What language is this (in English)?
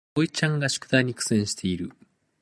Japanese